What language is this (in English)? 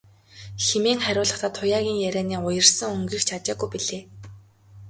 Mongolian